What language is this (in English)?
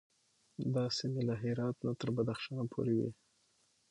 Pashto